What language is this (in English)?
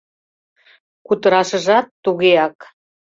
Mari